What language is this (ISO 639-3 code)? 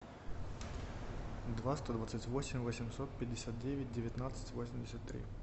rus